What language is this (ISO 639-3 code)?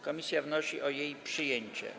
pol